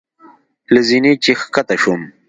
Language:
Pashto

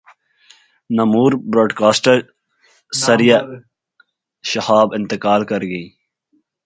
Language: Urdu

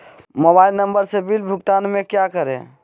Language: Magahi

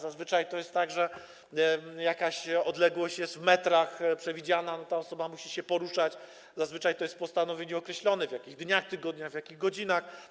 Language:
Polish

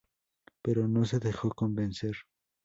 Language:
Spanish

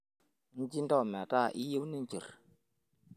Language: Masai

